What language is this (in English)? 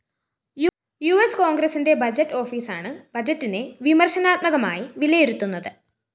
Malayalam